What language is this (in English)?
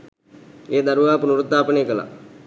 Sinhala